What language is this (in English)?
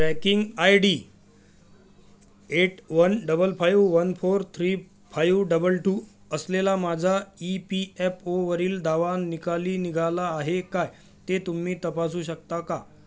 Marathi